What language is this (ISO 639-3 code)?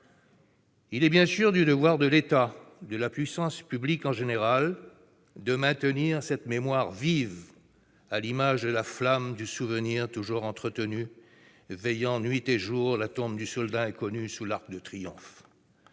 fra